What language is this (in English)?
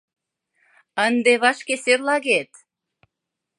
Mari